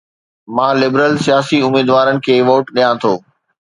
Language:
Sindhi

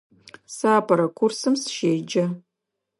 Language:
Adyghe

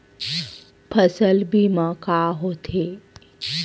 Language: Chhattisgarhi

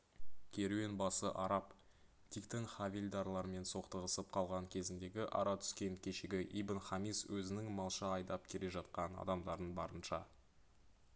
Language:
Kazakh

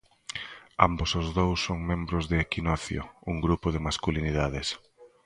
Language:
Galician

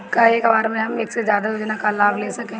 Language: Bhojpuri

